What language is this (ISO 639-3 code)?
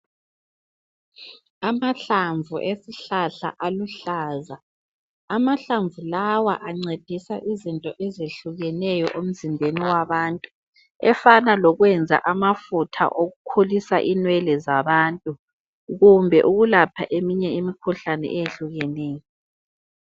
nde